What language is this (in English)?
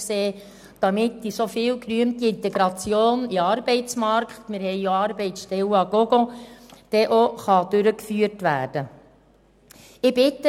Swiss German